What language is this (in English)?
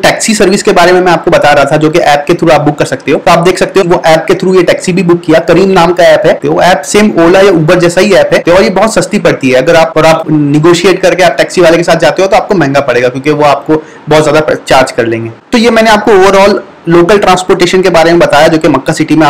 Hindi